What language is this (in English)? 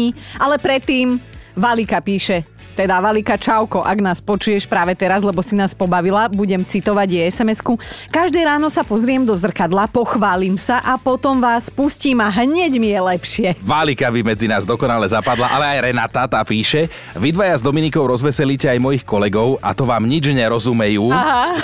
Slovak